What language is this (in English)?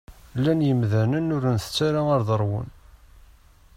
Kabyle